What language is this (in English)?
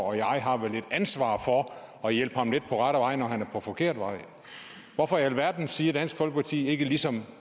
Danish